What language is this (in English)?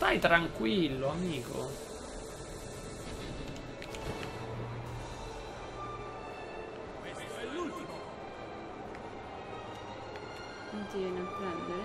Italian